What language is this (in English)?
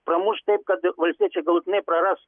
Lithuanian